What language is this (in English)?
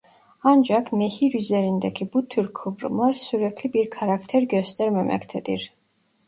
Turkish